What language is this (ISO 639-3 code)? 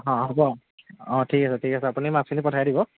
asm